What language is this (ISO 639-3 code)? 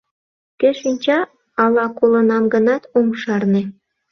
chm